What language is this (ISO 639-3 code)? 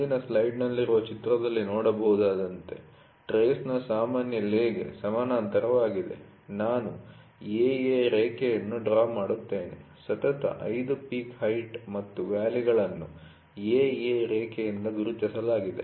kan